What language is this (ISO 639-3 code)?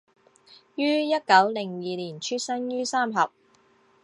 zho